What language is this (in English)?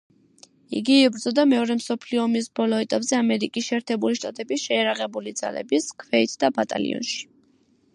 Georgian